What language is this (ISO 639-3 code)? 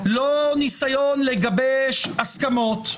heb